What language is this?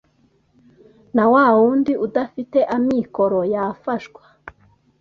Kinyarwanda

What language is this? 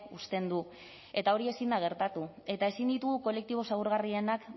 Basque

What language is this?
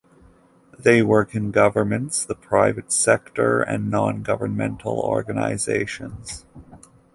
English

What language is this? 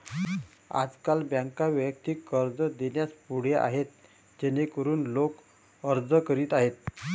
Marathi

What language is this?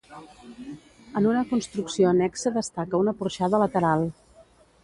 Catalan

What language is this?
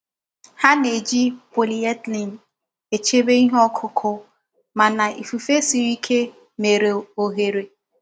Igbo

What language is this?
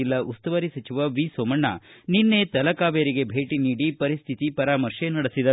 Kannada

